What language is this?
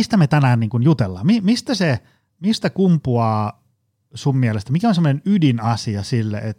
Finnish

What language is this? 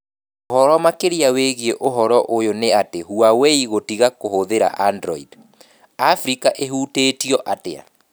Kikuyu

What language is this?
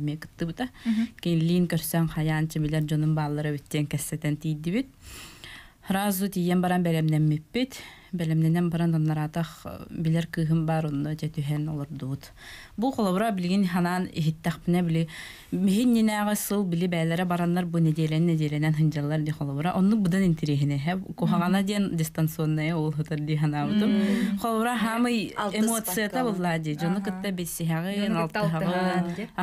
Turkish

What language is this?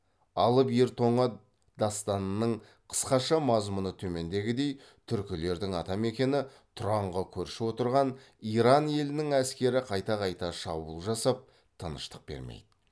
Kazakh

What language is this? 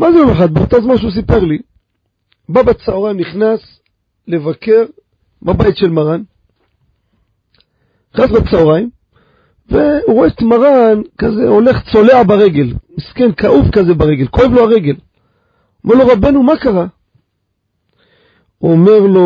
Hebrew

